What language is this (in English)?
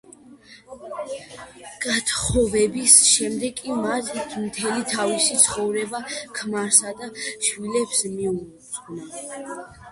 Georgian